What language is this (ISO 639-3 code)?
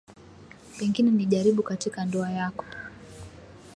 swa